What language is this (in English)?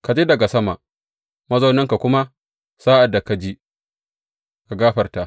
Hausa